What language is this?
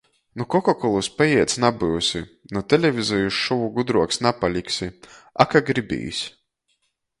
Latgalian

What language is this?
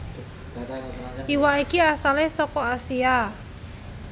Javanese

